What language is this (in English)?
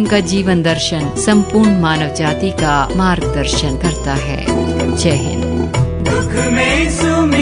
Hindi